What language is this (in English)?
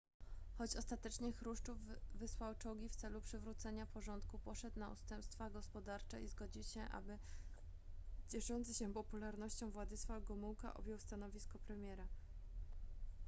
Polish